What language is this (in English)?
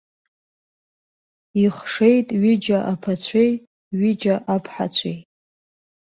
Abkhazian